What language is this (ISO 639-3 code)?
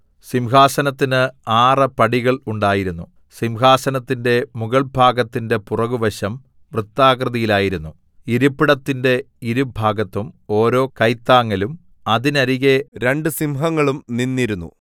mal